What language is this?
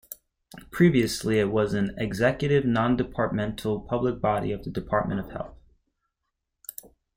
English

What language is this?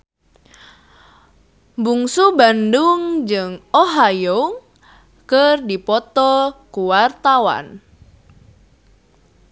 Sundanese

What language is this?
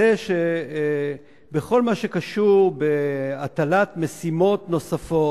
Hebrew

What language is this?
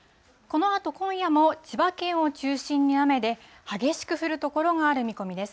Japanese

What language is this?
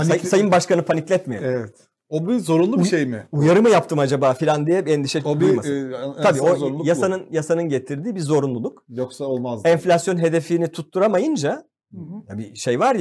Turkish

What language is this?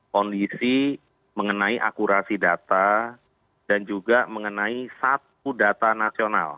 Indonesian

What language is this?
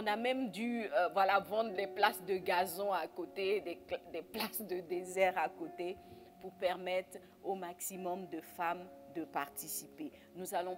French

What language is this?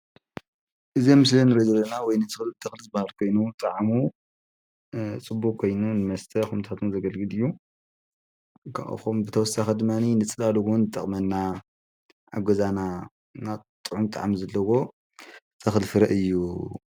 Tigrinya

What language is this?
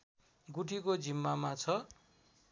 Nepali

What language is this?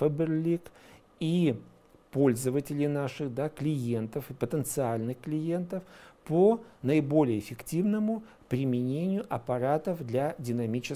Russian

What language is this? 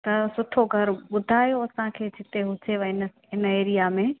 Sindhi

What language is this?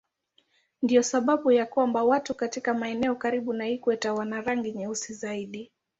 Swahili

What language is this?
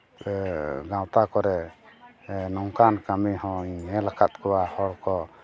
Santali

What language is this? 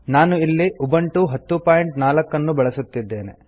Kannada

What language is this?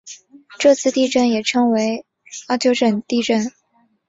Chinese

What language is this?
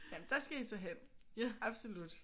Danish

